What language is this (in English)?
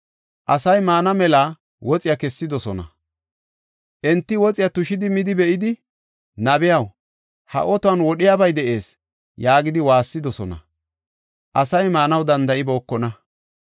Gofa